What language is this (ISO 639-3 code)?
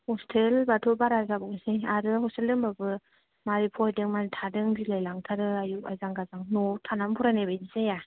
brx